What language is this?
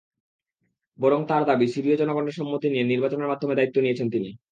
Bangla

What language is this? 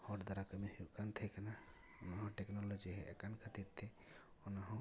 Santali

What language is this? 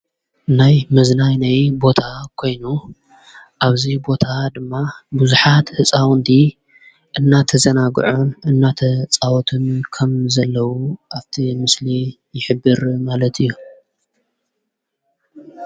Tigrinya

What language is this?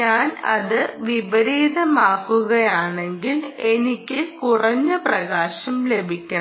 Malayalam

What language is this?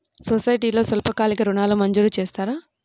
Telugu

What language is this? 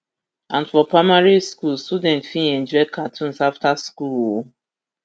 Nigerian Pidgin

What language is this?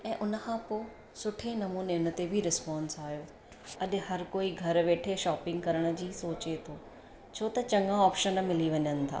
Sindhi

